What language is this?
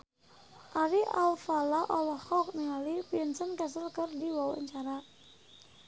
Sundanese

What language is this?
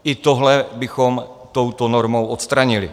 Czech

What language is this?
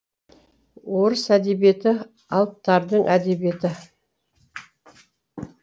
Kazakh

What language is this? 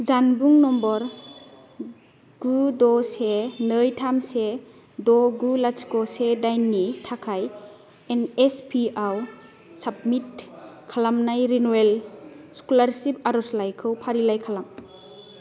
Bodo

